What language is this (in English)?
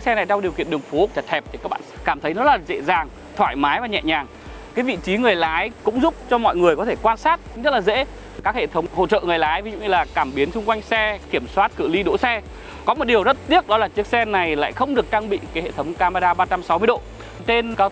Vietnamese